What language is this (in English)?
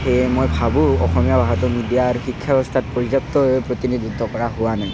Assamese